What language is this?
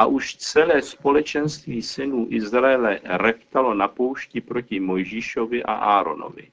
Czech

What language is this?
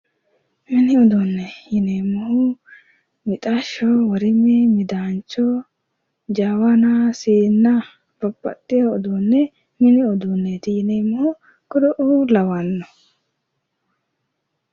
Sidamo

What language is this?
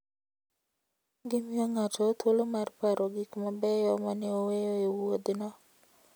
Luo (Kenya and Tanzania)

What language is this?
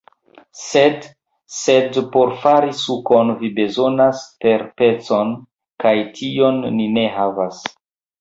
Esperanto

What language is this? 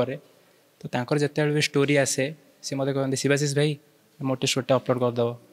Hindi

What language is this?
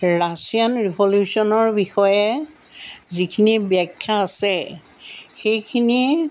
Assamese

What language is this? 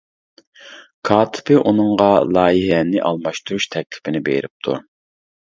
Uyghur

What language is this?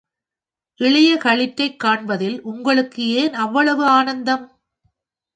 Tamil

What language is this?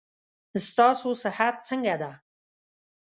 Pashto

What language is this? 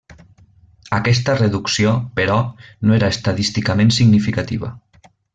Catalan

